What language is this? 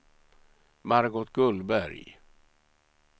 Swedish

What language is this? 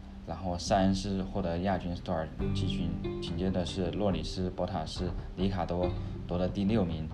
Chinese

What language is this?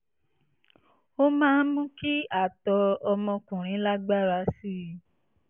Yoruba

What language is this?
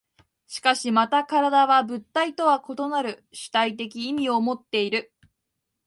Japanese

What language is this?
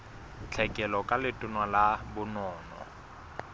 Southern Sotho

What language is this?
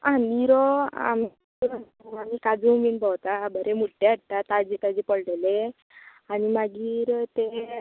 Konkani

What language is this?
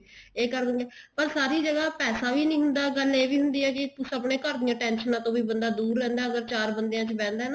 Punjabi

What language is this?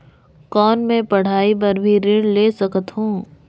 Chhattisgarhi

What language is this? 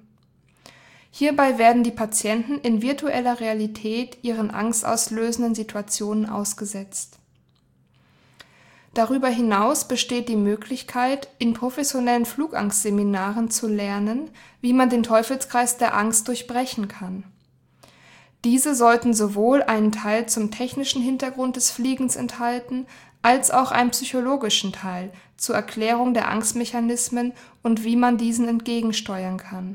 German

